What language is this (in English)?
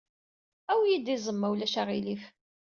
Kabyle